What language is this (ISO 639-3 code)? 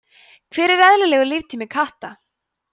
isl